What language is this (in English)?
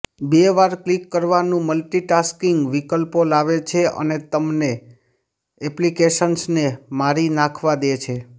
Gujarati